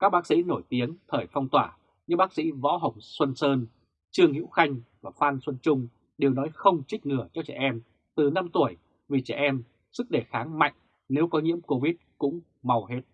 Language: Vietnamese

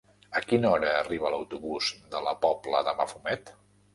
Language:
Catalan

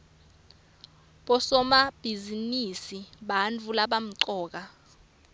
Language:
Swati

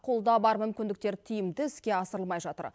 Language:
Kazakh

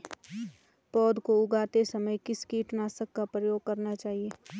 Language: Hindi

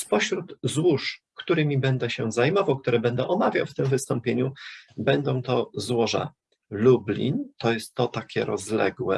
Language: Polish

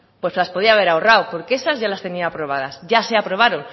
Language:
Spanish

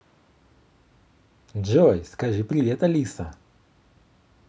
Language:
Russian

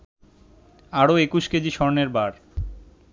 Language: Bangla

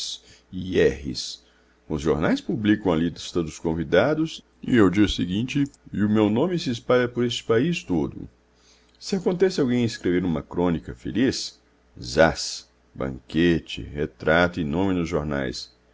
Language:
Portuguese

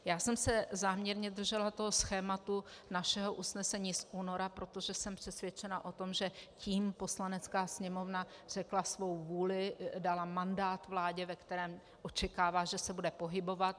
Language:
Czech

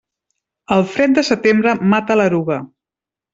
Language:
Catalan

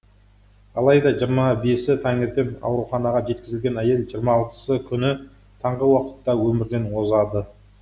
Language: Kazakh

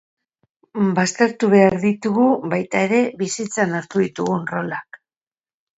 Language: Basque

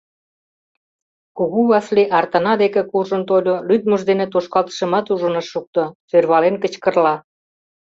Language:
Mari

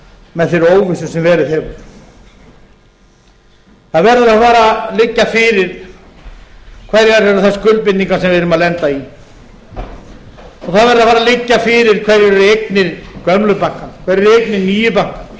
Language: Icelandic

